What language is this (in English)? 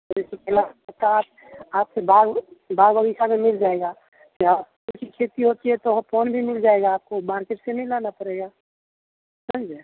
Hindi